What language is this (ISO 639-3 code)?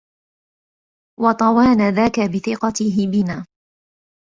ara